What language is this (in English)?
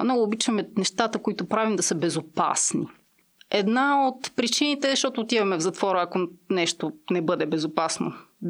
Bulgarian